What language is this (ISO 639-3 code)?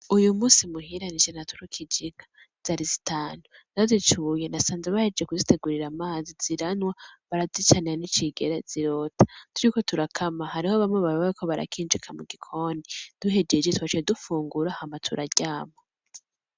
run